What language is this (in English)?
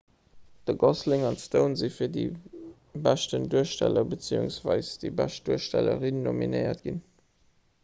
Luxembourgish